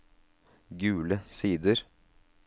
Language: Norwegian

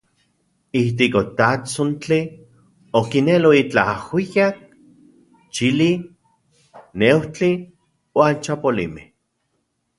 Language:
Central Puebla Nahuatl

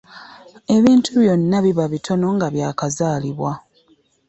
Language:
Ganda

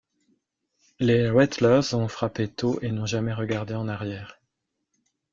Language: French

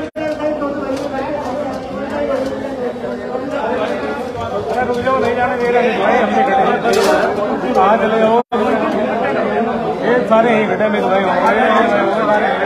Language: Hindi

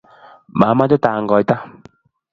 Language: Kalenjin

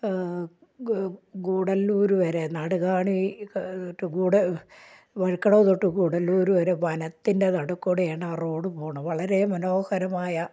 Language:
Malayalam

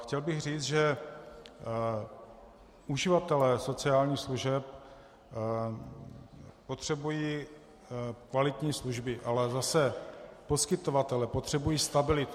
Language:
Czech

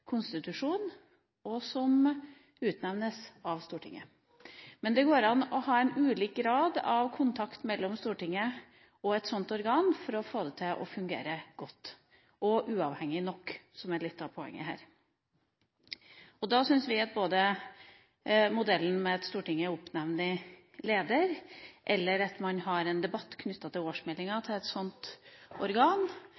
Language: Norwegian Bokmål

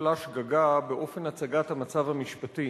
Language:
Hebrew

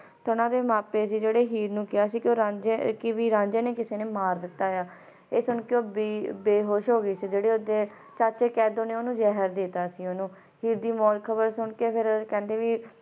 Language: Punjabi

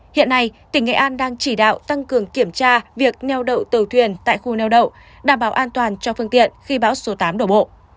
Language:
Vietnamese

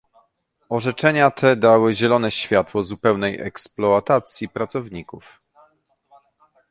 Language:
Polish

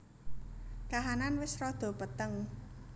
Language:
Javanese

